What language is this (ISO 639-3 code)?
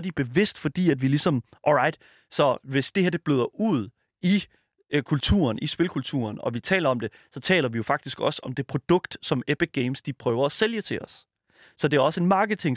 dan